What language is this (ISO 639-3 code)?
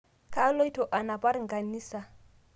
mas